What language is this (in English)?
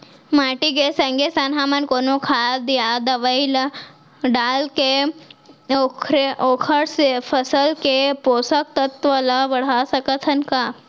Chhattisgarhi